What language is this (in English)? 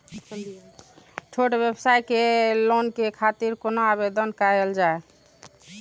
Maithili